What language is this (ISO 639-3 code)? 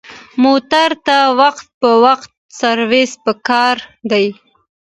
pus